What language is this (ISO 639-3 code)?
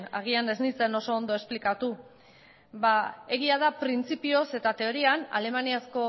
eus